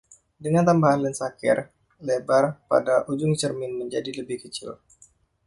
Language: Indonesian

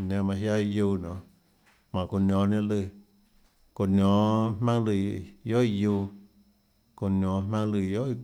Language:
Tlacoatzintepec Chinantec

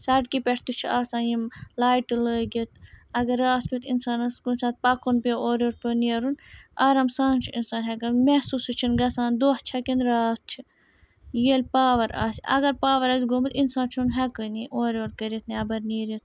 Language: Kashmiri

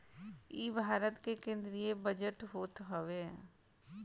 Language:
Bhojpuri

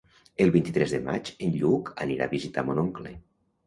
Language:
Catalan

